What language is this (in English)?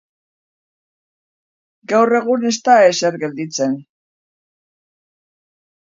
Basque